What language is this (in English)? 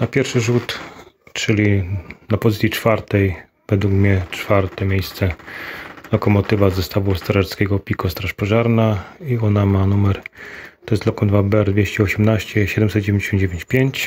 Polish